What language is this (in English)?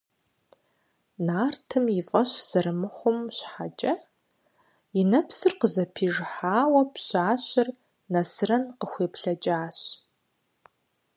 Kabardian